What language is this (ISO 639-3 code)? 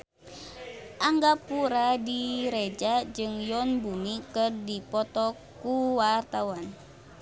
sun